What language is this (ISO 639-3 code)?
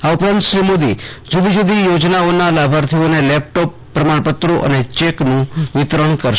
guj